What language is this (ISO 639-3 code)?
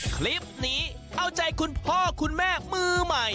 tha